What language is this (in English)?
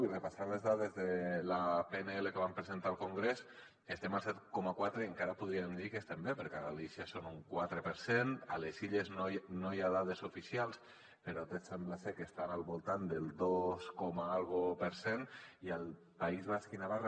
Catalan